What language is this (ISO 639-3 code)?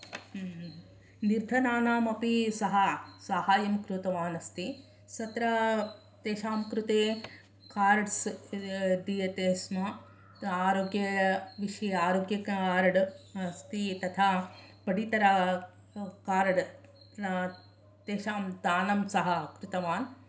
san